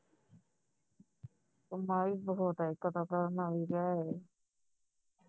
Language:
Punjabi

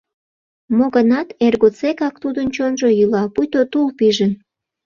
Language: Mari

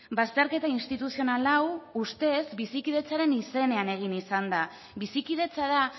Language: Basque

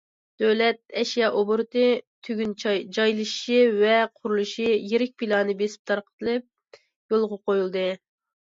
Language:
Uyghur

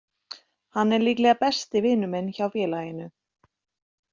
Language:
Icelandic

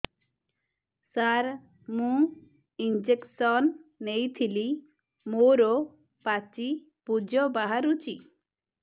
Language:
Odia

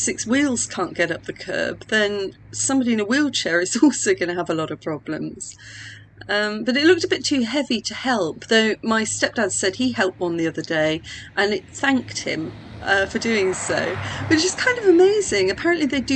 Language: English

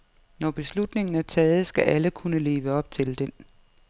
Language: Danish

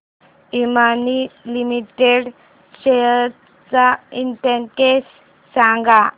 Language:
Marathi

